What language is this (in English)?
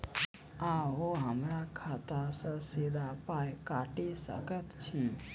Maithili